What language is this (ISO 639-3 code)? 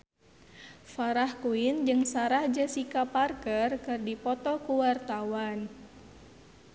sun